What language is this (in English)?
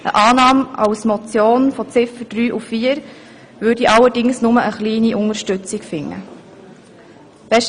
Swiss German